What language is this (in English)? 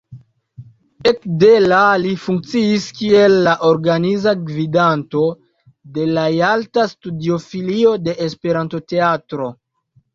Esperanto